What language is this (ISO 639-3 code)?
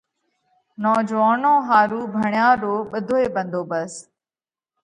kvx